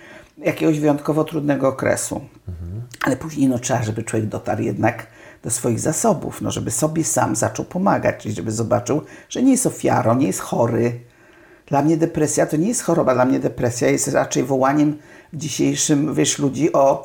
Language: Polish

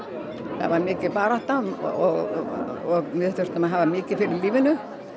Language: Icelandic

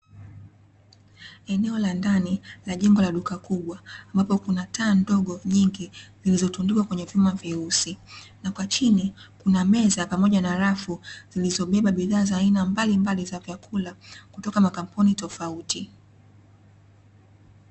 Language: Swahili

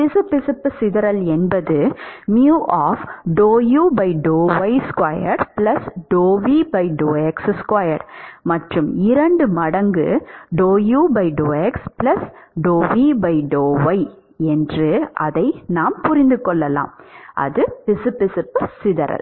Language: Tamil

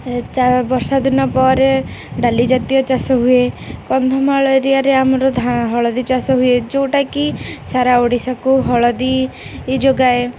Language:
Odia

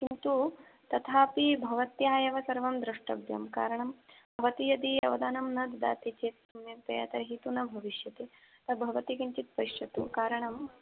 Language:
Sanskrit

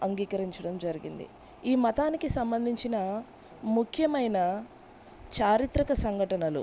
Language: Telugu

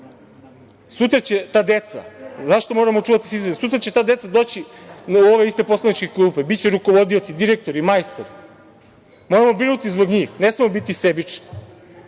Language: Serbian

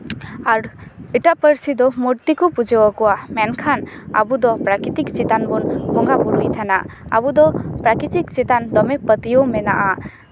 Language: Santali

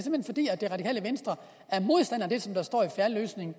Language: Danish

